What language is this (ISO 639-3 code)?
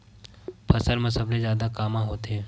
hne